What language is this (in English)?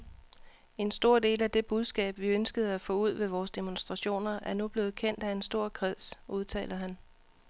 Danish